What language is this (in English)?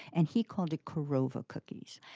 English